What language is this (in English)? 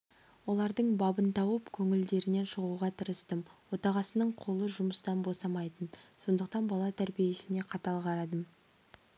Kazakh